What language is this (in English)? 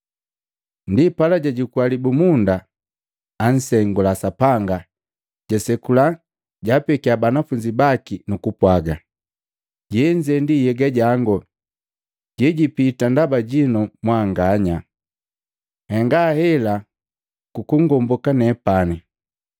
Matengo